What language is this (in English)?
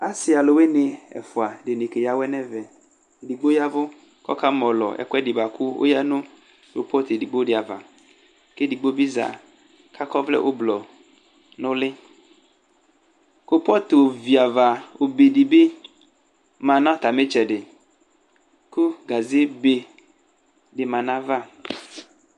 Ikposo